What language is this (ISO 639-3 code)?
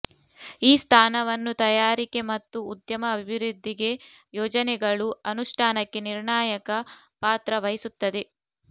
kan